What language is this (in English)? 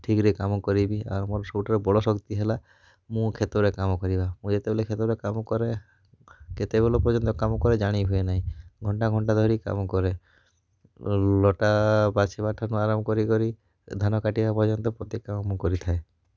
Odia